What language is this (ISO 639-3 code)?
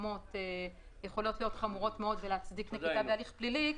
heb